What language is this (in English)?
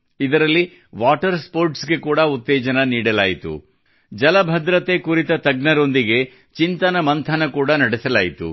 Kannada